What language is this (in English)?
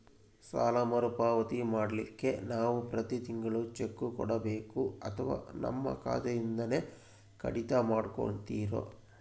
Kannada